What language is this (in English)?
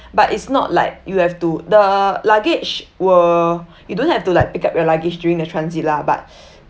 English